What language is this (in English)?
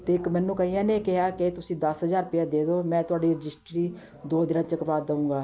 Punjabi